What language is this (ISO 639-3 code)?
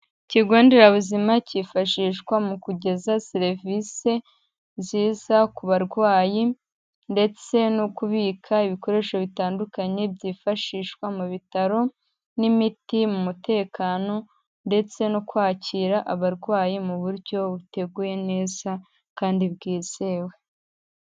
kin